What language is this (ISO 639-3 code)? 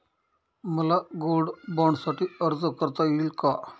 mar